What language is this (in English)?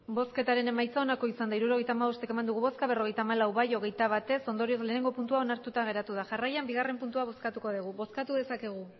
Basque